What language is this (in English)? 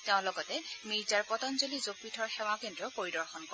Assamese